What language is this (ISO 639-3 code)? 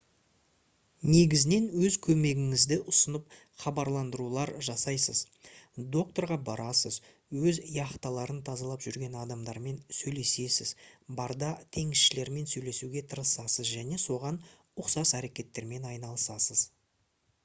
kaz